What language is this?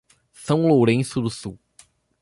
Portuguese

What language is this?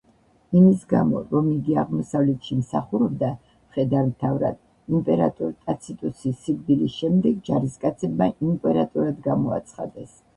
Georgian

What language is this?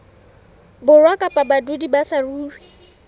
Southern Sotho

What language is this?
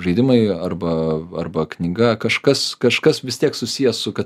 Lithuanian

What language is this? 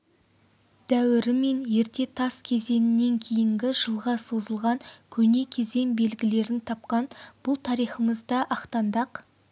Kazakh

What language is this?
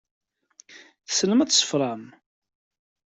Kabyle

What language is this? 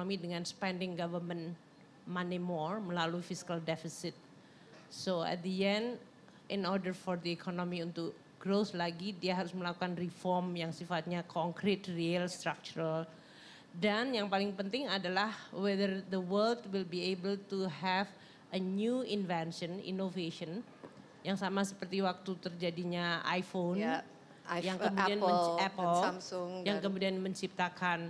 Indonesian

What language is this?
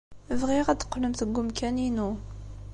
Kabyle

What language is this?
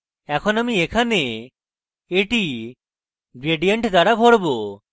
Bangla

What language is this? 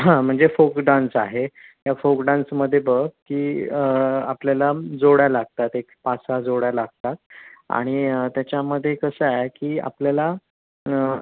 Marathi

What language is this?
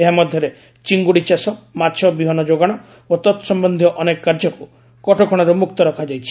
Odia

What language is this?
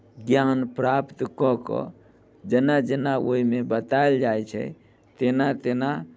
Maithili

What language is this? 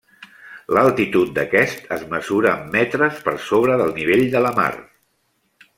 Catalan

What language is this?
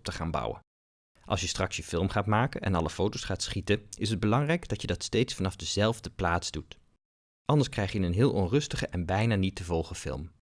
Dutch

